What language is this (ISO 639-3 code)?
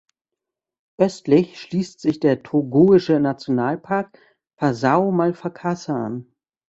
deu